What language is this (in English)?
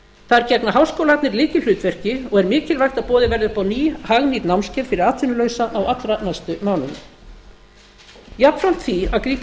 Icelandic